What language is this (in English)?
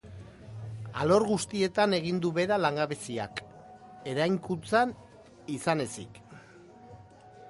Basque